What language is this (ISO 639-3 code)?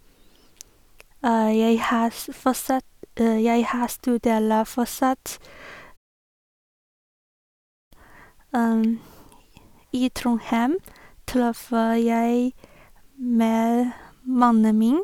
nor